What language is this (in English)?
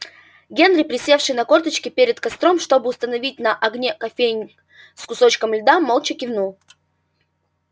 Russian